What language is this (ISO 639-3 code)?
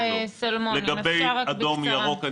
heb